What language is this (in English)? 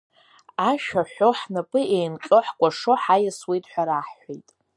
Abkhazian